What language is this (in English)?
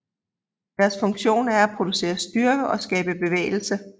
Danish